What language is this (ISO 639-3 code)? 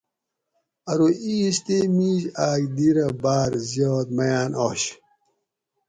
gwc